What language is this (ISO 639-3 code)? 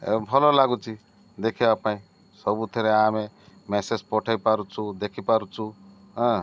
ori